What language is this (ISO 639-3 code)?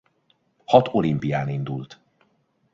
hun